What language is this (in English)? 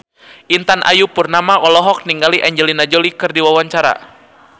Sundanese